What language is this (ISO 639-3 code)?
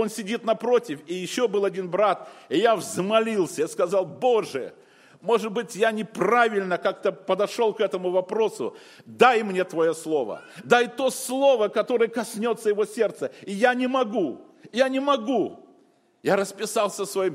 rus